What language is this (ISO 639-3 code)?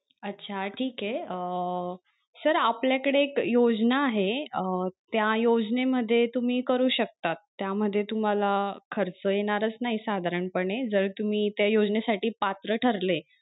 mar